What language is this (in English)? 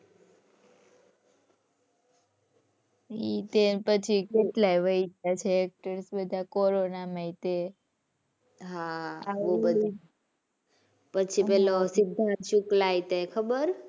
Gujarati